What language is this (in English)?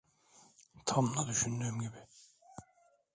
Turkish